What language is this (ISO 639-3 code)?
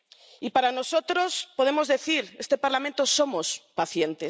spa